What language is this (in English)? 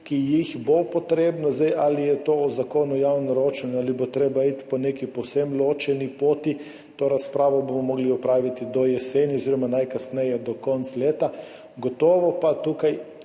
Slovenian